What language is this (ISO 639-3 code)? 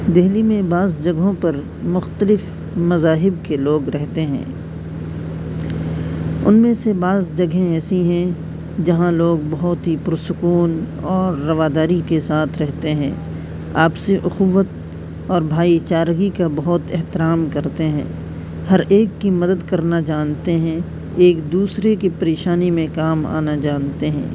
urd